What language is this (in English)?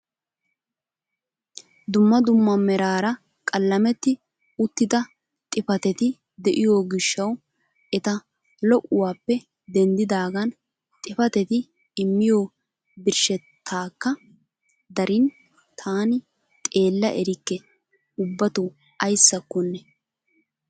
Wolaytta